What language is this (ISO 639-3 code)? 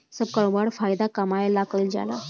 bho